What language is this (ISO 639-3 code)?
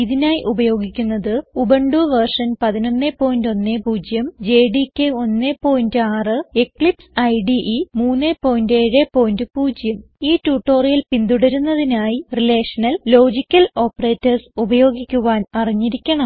mal